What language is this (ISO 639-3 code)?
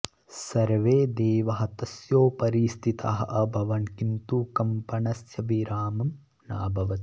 san